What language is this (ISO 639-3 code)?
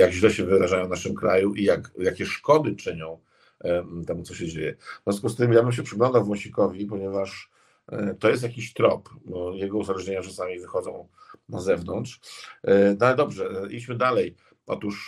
pol